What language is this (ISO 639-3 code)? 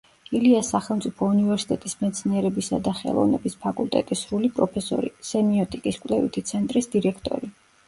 kat